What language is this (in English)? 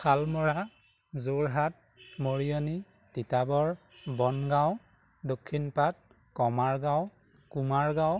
Assamese